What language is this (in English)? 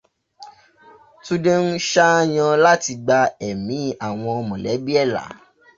Yoruba